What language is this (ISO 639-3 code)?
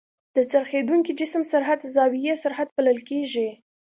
pus